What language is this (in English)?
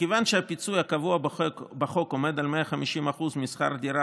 Hebrew